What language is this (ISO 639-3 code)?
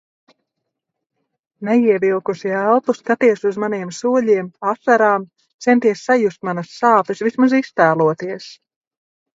lav